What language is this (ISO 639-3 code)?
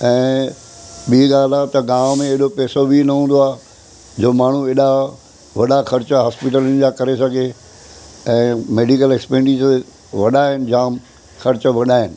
snd